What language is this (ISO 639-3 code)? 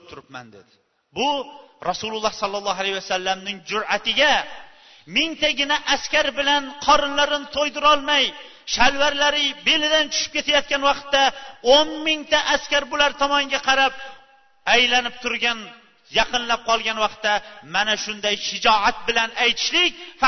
bul